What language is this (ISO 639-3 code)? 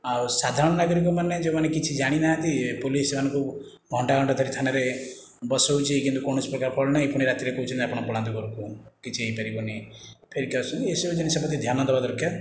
ori